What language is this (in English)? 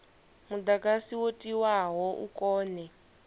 Venda